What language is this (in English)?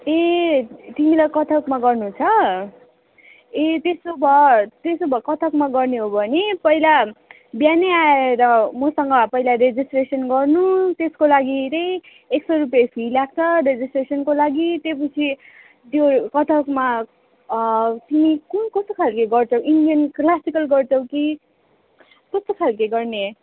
Nepali